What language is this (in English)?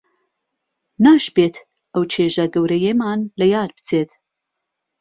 Central Kurdish